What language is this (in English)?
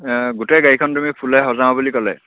Assamese